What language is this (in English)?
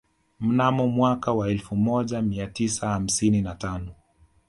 Swahili